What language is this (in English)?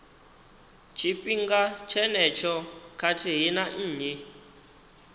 Venda